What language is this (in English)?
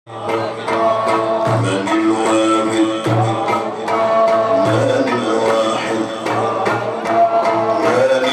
Arabic